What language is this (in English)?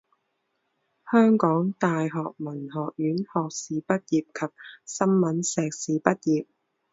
Chinese